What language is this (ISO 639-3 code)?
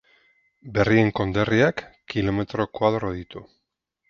eus